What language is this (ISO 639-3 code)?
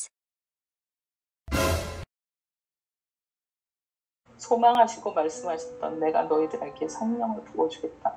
kor